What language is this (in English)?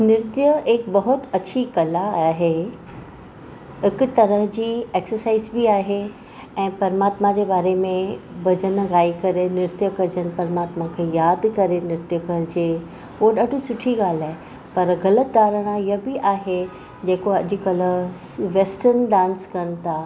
Sindhi